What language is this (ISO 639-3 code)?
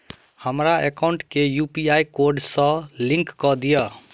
mai